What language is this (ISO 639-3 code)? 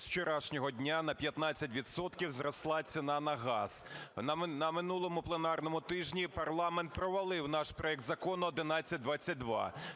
ukr